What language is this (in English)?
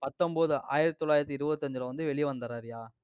Tamil